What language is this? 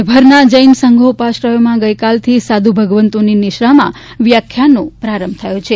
Gujarati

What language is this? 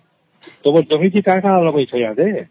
Odia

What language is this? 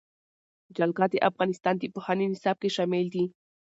Pashto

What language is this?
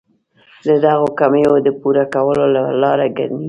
Pashto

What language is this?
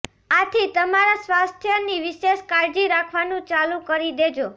Gujarati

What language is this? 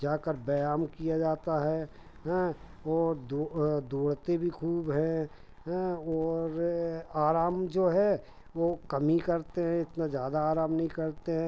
Hindi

